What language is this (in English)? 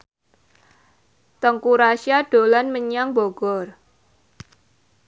Javanese